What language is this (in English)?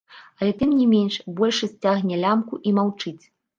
Belarusian